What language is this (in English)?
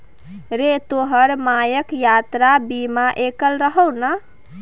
Maithili